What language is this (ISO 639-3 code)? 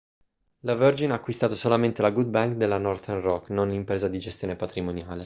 ita